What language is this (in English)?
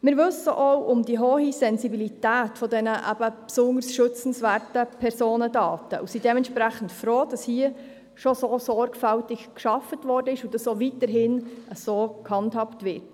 Swiss German